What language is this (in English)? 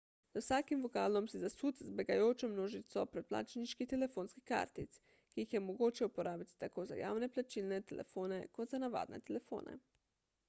Slovenian